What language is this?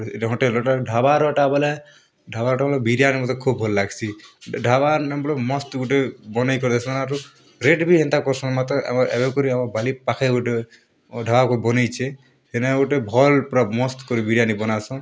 Odia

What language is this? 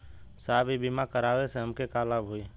Bhojpuri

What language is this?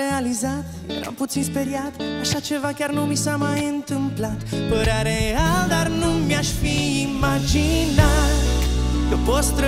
Romanian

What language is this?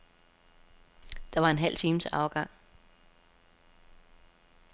Danish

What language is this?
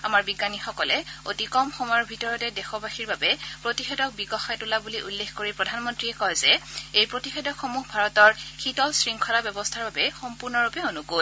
Assamese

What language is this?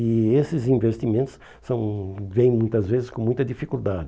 Portuguese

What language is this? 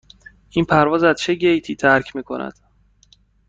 Persian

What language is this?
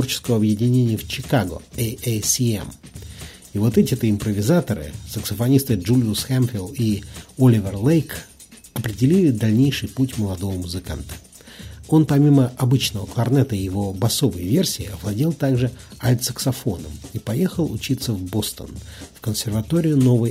Russian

